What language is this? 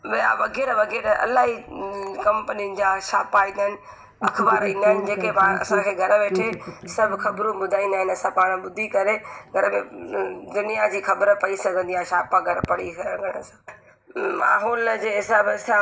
Sindhi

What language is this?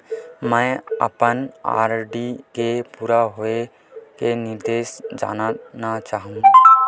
Chhattisgarhi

